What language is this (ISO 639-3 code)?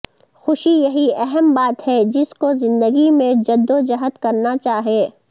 urd